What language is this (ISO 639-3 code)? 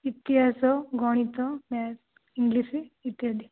ori